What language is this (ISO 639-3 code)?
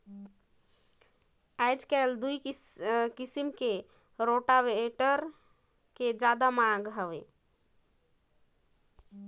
hne